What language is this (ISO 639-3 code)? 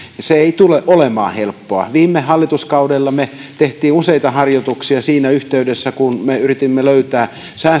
fin